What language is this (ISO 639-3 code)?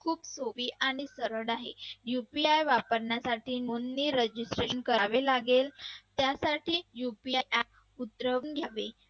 mar